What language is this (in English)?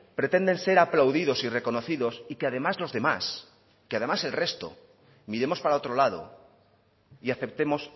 Spanish